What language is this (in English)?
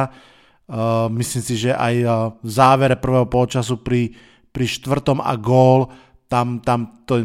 Slovak